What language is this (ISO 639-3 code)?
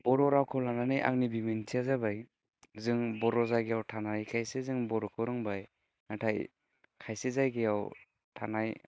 brx